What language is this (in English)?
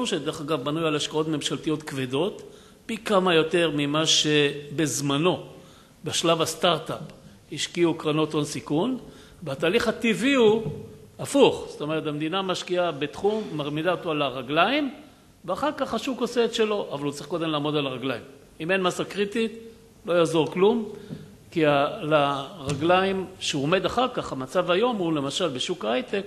Hebrew